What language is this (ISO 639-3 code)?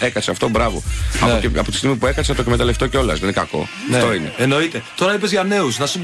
ell